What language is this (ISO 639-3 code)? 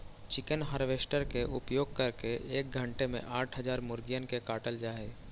mag